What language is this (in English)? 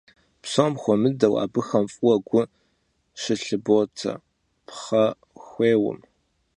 Kabardian